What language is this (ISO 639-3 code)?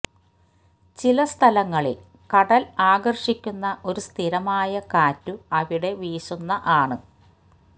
mal